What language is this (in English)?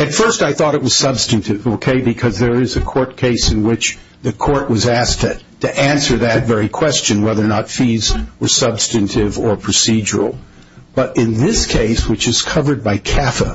English